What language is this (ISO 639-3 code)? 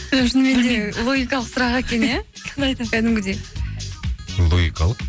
kaz